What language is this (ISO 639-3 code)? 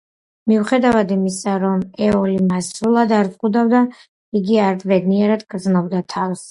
kat